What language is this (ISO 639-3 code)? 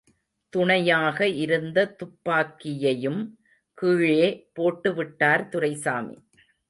tam